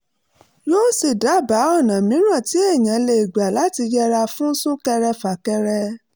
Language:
Yoruba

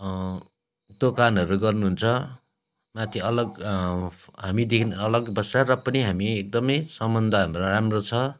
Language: Nepali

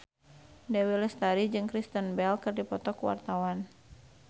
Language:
Sundanese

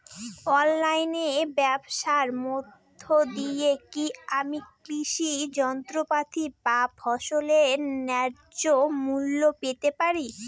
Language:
Bangla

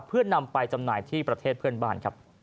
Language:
Thai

